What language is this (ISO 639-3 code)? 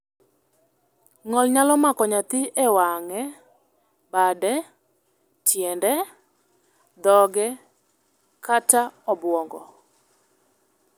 luo